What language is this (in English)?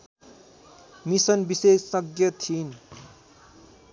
Nepali